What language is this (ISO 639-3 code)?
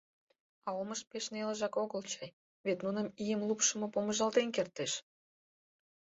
chm